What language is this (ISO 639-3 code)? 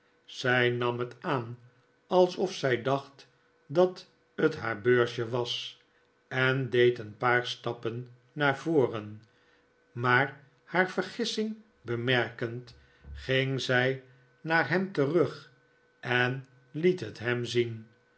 nld